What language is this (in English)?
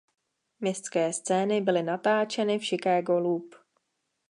Czech